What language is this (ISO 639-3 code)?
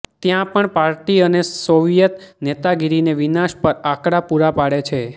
guj